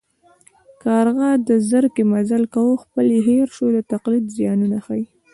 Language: Pashto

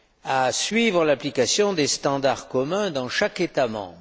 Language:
French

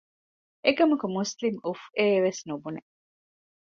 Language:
Divehi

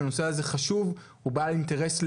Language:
Hebrew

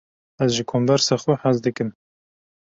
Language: Kurdish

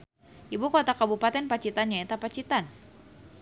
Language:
Sundanese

